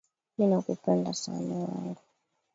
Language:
Swahili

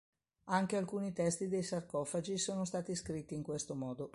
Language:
Italian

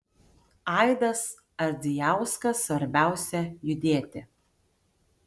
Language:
Lithuanian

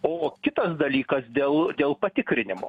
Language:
Lithuanian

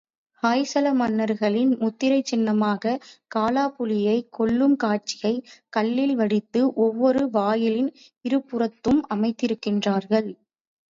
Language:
Tamil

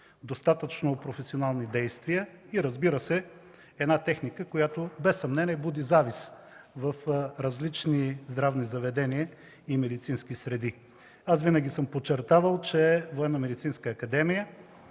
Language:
Bulgarian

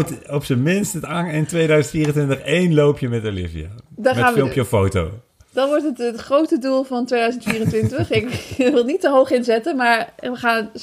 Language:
Dutch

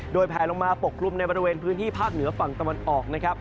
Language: Thai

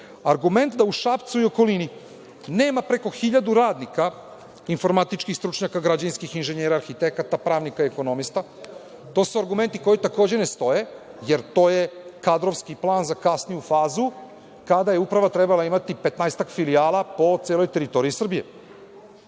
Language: Serbian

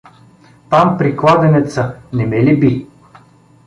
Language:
Bulgarian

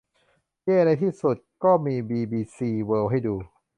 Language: Thai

